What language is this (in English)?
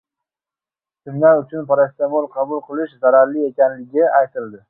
Uzbek